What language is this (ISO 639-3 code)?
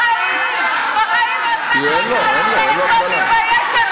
heb